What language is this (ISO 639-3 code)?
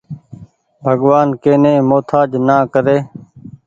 gig